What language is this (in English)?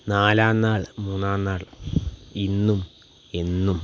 Malayalam